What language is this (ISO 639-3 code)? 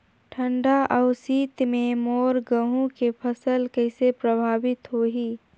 hne